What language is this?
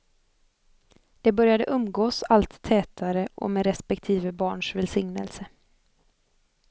Swedish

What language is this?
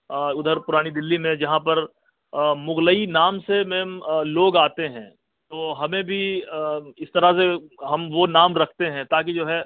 Urdu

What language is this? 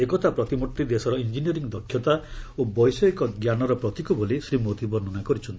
Odia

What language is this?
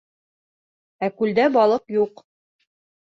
Bashkir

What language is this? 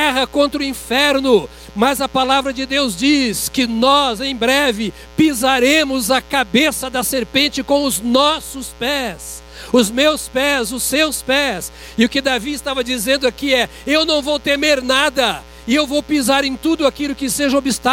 Portuguese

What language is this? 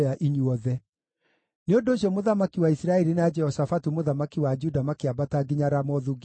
Kikuyu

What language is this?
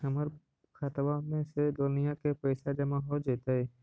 Magahi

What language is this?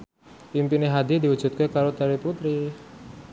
Javanese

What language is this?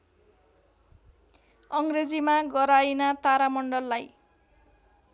Nepali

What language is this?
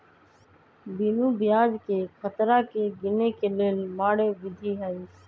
Magahi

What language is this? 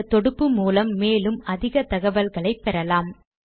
Tamil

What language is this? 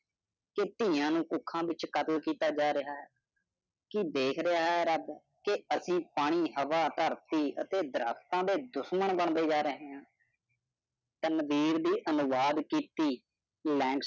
Punjabi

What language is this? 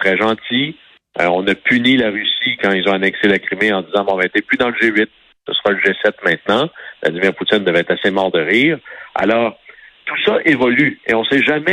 French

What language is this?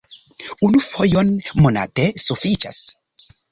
Esperanto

